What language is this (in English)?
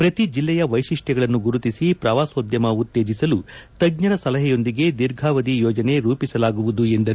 Kannada